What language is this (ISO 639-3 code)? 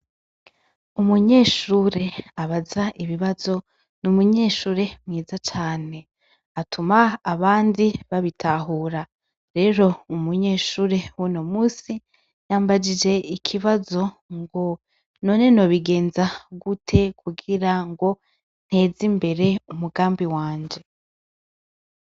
run